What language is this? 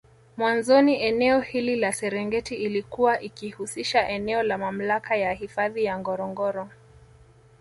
Swahili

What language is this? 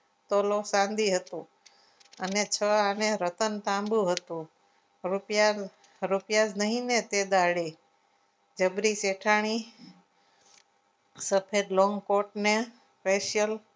Gujarati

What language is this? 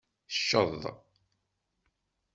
Kabyle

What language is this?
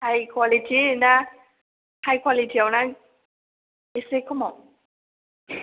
Bodo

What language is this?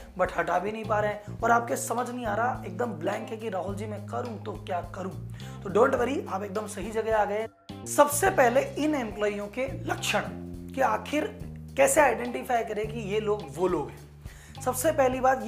Hindi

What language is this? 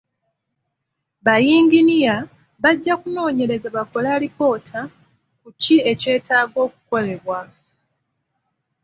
Ganda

